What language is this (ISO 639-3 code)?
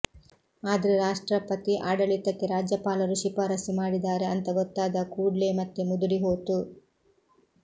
kan